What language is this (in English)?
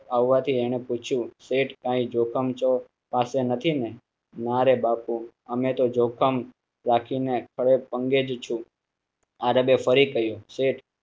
Gujarati